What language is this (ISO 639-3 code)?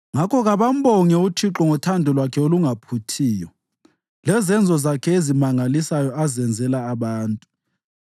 nde